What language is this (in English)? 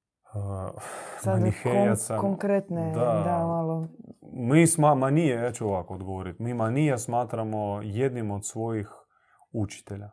Croatian